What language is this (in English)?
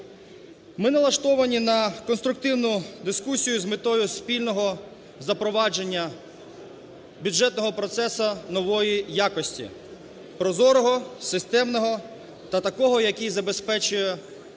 Ukrainian